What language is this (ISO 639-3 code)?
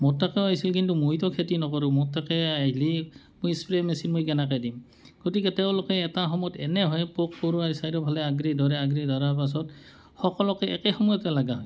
asm